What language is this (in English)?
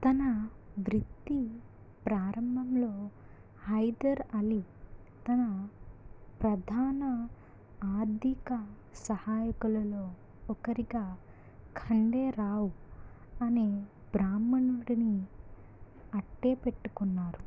Telugu